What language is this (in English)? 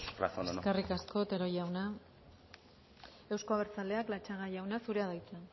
Basque